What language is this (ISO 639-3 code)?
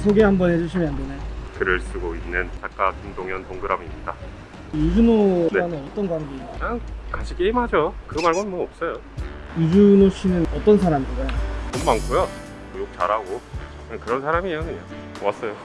kor